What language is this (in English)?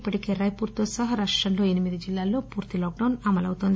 Telugu